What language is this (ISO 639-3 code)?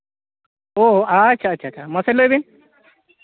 sat